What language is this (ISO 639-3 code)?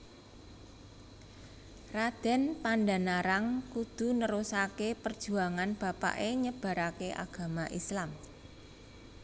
jav